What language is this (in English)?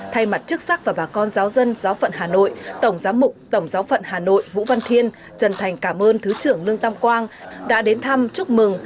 Vietnamese